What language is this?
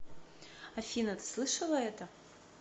Russian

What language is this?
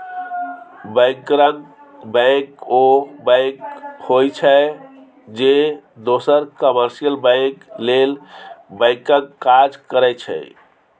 Maithili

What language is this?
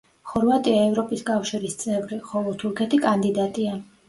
Georgian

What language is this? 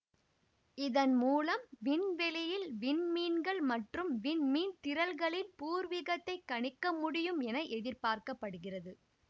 Tamil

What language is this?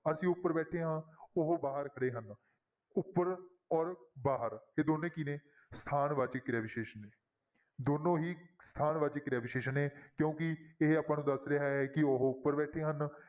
Punjabi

